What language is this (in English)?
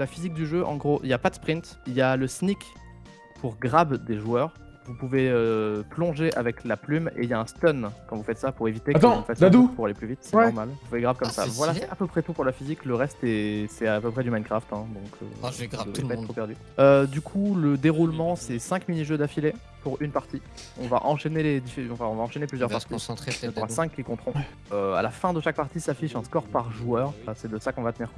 French